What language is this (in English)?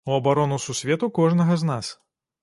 Belarusian